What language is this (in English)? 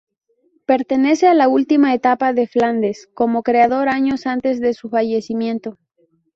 Spanish